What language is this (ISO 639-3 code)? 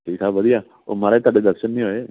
pan